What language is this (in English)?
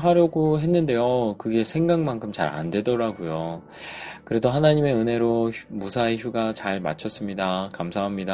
Korean